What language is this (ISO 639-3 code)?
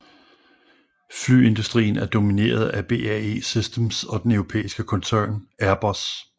dan